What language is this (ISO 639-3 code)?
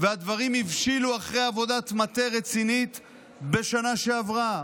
heb